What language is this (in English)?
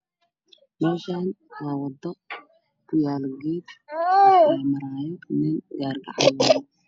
Somali